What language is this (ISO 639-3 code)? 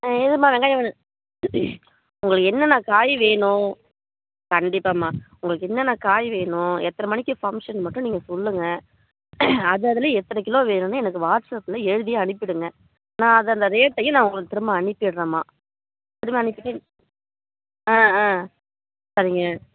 tam